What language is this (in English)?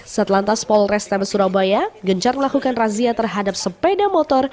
Indonesian